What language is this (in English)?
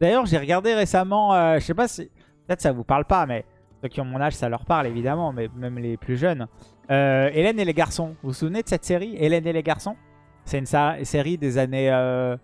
French